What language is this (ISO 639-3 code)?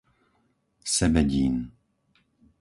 slk